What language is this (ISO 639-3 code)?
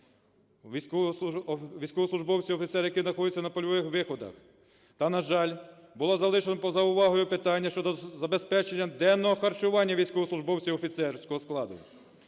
ukr